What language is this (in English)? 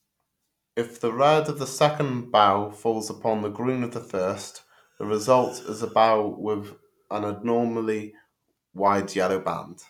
English